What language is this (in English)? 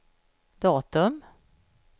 Swedish